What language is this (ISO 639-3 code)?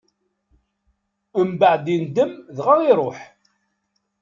kab